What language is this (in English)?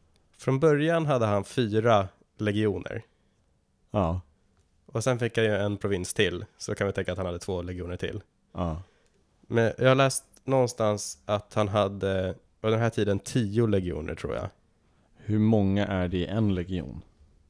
Swedish